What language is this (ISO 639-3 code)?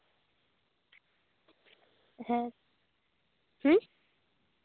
sat